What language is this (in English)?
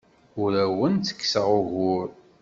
Kabyle